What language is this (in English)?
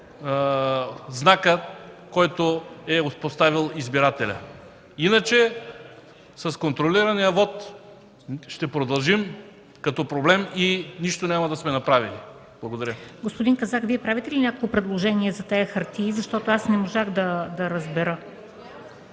Bulgarian